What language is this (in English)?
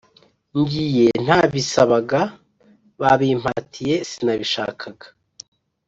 Kinyarwanda